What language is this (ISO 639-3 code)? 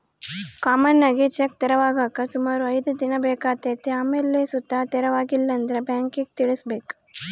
kan